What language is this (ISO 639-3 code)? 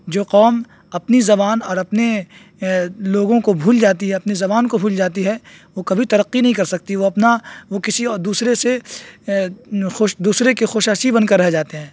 urd